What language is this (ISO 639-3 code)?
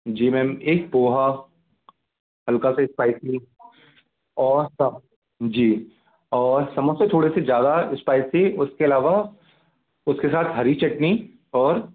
hin